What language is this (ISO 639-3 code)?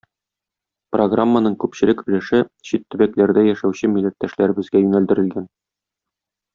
tat